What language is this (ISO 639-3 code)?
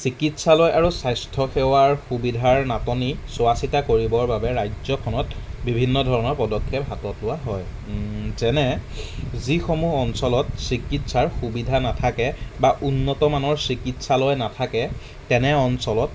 asm